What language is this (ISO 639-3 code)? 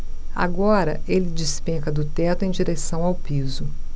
por